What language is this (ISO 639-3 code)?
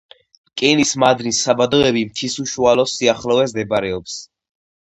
kat